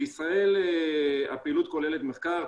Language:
Hebrew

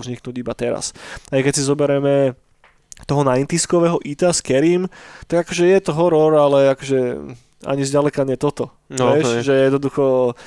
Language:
Slovak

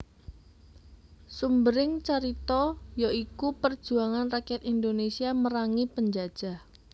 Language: Javanese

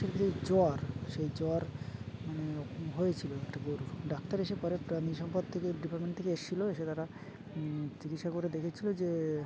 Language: Bangla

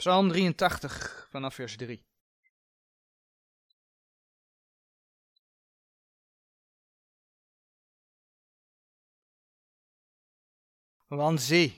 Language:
Dutch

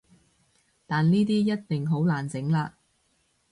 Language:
Cantonese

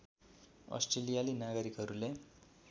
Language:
Nepali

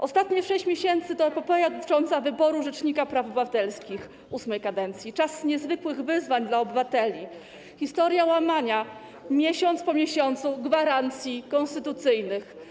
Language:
Polish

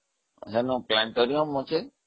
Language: Odia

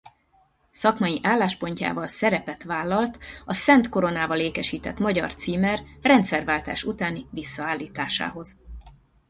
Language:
Hungarian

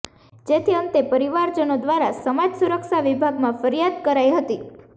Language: Gujarati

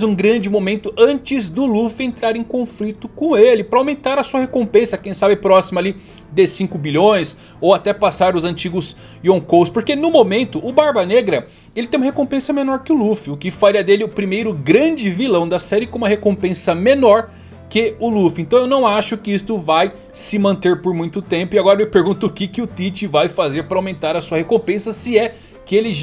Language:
Portuguese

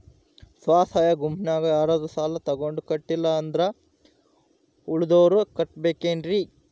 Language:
Kannada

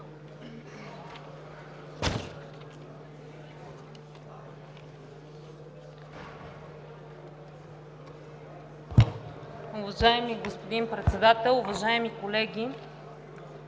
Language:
Bulgarian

